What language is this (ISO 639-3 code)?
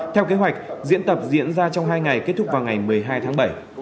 vie